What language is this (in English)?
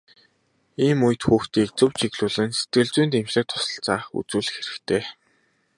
Mongolian